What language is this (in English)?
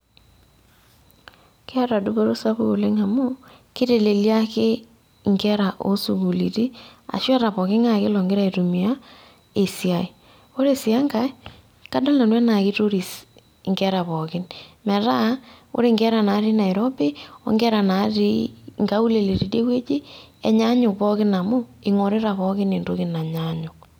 Masai